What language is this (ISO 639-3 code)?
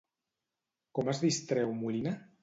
cat